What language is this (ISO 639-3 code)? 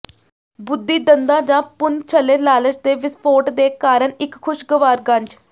pan